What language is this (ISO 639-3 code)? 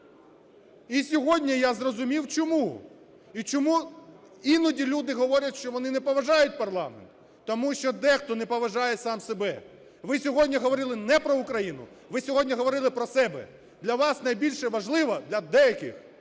ukr